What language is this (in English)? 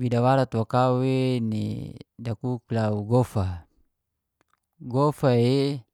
Geser-Gorom